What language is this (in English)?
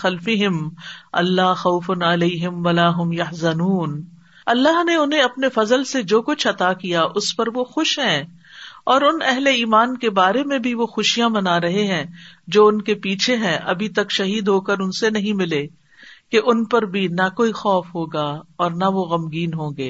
Urdu